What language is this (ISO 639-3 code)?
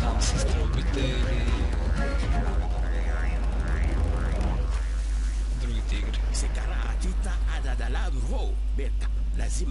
bul